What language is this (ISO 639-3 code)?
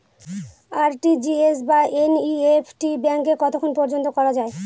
ben